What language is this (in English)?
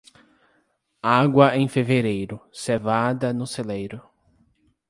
Portuguese